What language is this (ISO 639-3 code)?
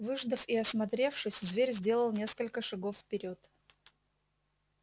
rus